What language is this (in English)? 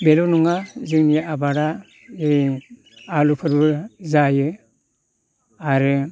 Bodo